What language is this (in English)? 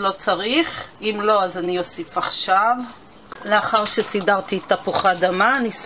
Hebrew